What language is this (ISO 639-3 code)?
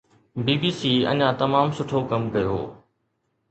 snd